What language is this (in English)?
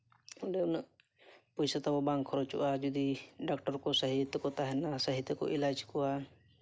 Santali